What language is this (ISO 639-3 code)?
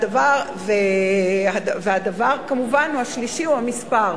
heb